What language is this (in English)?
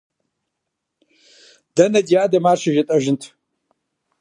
Kabardian